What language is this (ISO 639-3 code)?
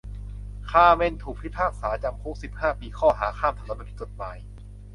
tha